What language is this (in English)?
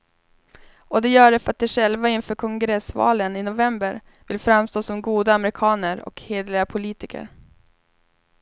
Swedish